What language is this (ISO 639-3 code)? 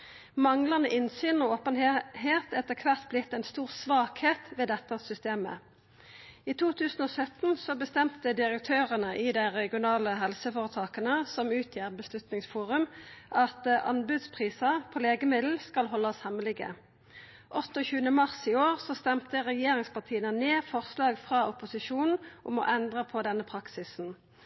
nno